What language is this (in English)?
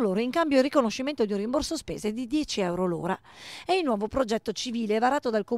Italian